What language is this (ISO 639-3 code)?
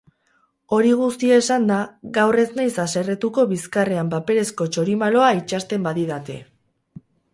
eus